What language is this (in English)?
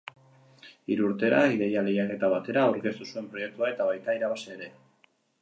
Basque